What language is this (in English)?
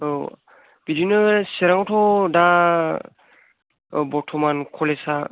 Bodo